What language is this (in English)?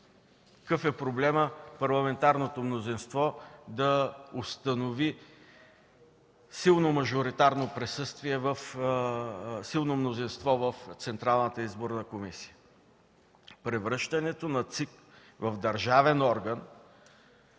Bulgarian